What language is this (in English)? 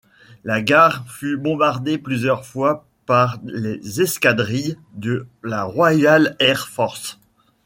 French